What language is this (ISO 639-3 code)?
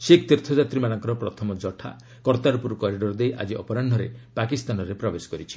ori